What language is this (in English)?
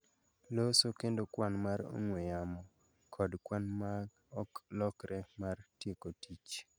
Luo (Kenya and Tanzania)